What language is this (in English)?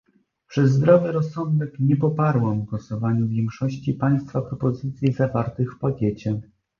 Polish